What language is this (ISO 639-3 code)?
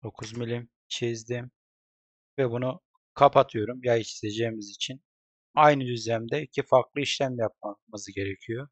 tur